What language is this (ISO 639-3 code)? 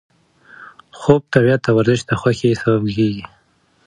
pus